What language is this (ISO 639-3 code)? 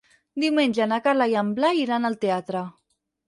cat